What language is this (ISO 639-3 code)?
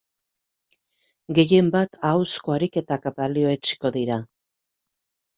eus